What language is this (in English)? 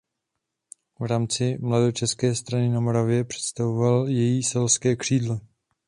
Czech